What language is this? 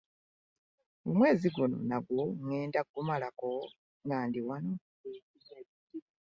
Ganda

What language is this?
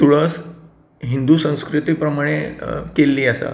Konkani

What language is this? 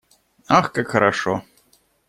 Russian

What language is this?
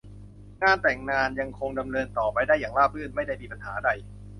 Thai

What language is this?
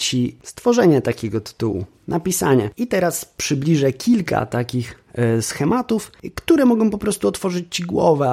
Polish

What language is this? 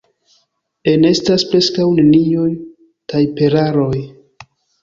Esperanto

